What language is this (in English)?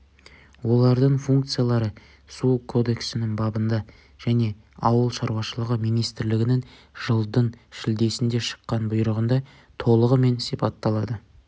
Kazakh